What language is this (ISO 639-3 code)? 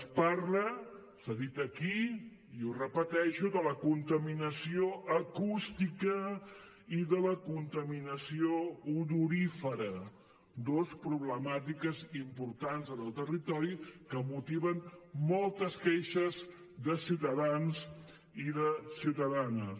cat